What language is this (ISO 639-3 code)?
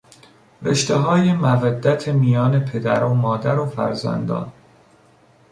fas